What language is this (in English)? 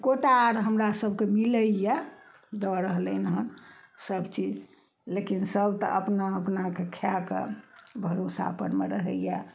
Maithili